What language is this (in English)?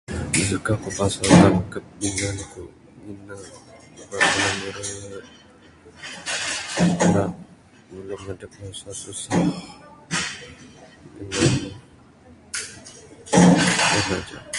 Bukar-Sadung Bidayuh